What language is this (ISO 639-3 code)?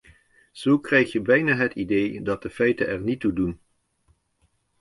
nld